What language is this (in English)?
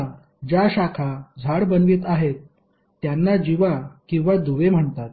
Marathi